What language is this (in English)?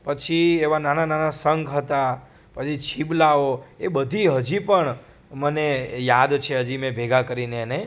Gujarati